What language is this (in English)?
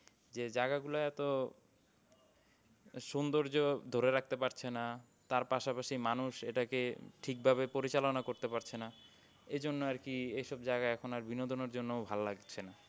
Bangla